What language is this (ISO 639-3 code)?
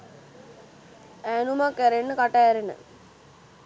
sin